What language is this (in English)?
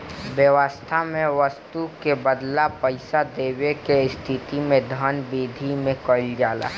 Bhojpuri